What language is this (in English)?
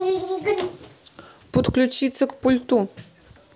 Russian